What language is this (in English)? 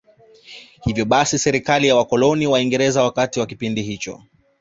Swahili